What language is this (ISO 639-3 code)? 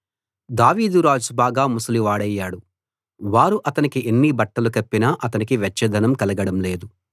tel